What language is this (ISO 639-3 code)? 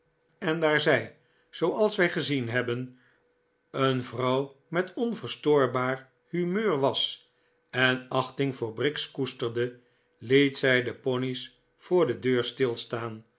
nld